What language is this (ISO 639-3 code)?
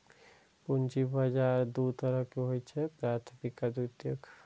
mai